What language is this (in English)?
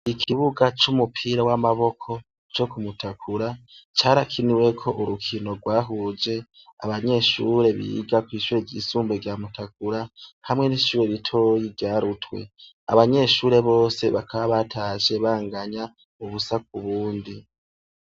Rundi